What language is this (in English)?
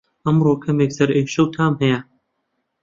Central Kurdish